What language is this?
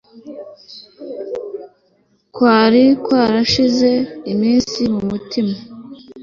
Kinyarwanda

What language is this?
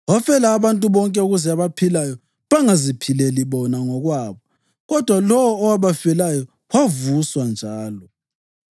North Ndebele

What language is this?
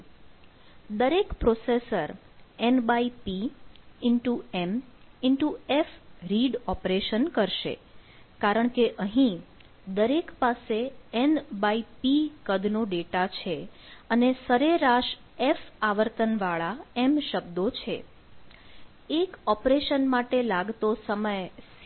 Gujarati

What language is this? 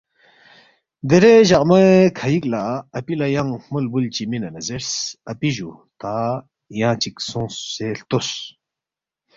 Balti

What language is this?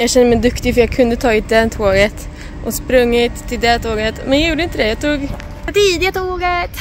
Swedish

